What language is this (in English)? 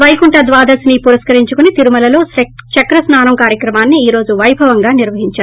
Telugu